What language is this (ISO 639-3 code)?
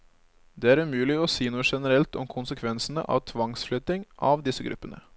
nor